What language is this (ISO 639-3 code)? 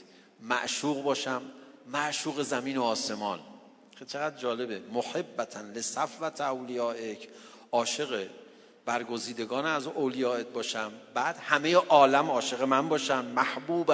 fas